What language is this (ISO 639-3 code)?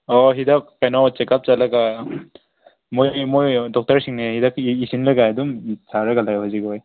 mni